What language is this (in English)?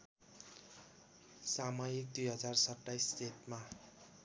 Nepali